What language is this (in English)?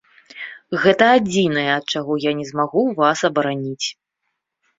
Belarusian